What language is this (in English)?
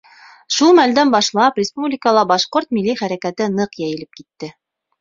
Bashkir